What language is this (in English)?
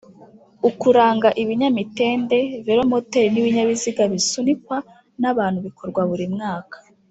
Kinyarwanda